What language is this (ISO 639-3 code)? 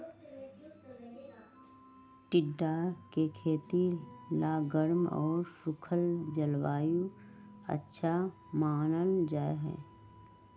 mag